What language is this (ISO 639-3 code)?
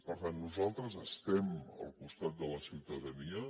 cat